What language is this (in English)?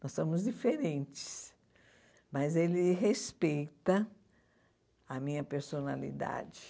Portuguese